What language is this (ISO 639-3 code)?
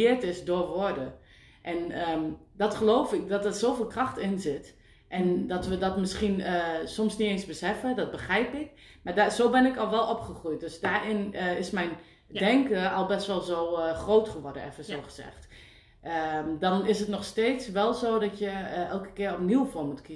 nld